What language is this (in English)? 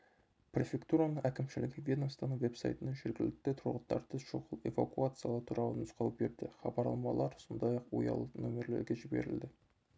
Kazakh